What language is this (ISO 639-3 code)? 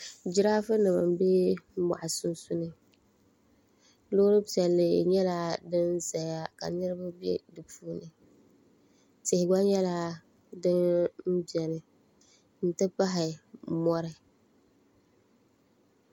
dag